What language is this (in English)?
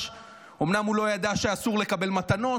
Hebrew